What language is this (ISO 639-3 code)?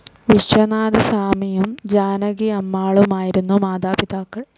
mal